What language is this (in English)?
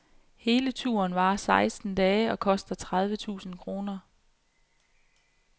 Danish